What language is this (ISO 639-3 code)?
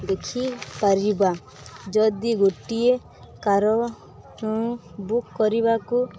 ori